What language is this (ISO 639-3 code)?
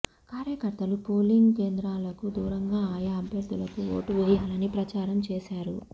tel